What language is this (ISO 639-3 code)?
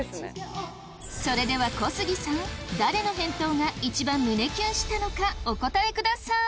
jpn